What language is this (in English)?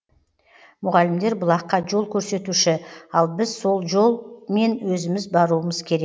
Kazakh